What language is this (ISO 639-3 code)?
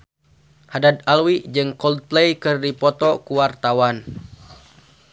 sun